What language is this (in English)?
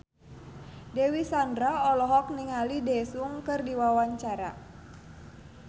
Sundanese